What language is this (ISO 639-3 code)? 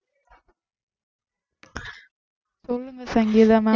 tam